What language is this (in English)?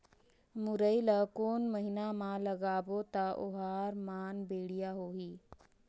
Chhattisgarhi